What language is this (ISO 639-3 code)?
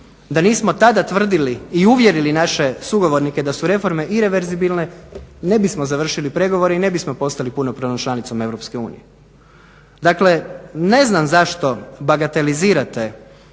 hrv